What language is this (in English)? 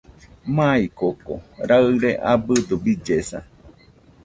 Nüpode Huitoto